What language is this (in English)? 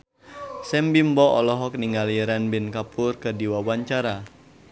Sundanese